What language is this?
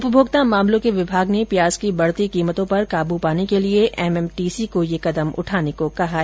Hindi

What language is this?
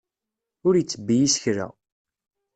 Kabyle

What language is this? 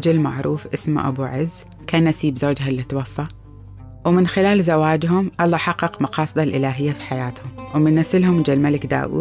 Arabic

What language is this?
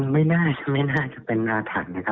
Thai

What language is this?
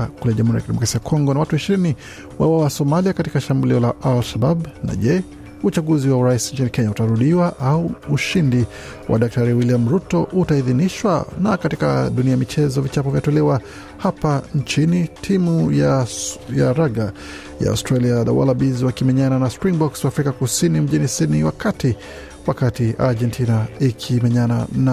Swahili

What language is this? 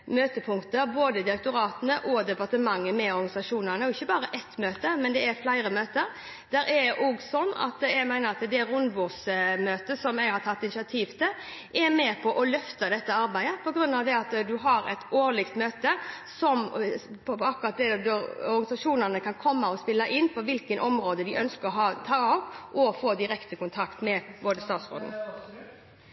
Norwegian Bokmål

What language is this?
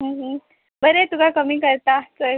Konkani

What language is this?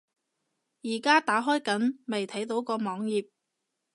Cantonese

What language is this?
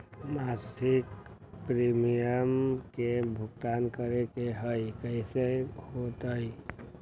Magahi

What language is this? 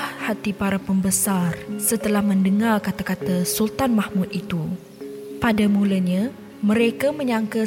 Malay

